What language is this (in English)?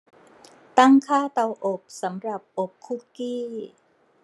Thai